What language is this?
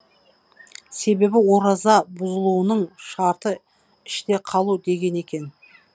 Kazakh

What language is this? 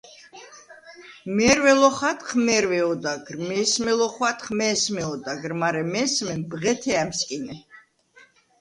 Svan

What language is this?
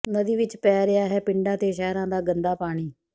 Punjabi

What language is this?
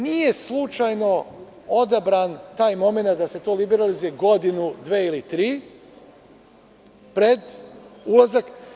Serbian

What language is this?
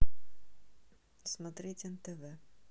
Russian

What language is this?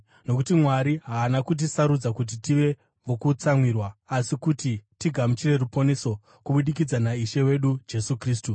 Shona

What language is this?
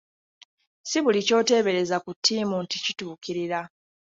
Ganda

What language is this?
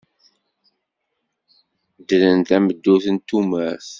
Kabyle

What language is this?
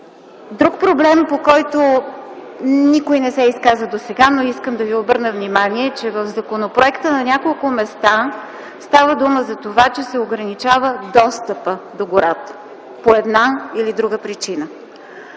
Bulgarian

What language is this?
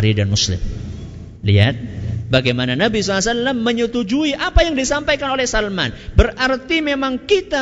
Indonesian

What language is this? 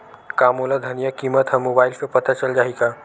Chhattisgarhi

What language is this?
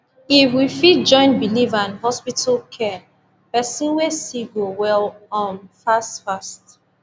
Nigerian Pidgin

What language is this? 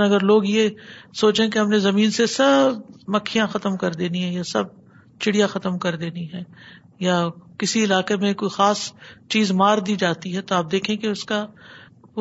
Urdu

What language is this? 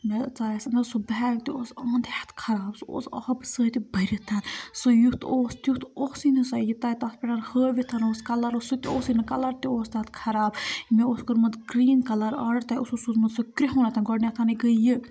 Kashmiri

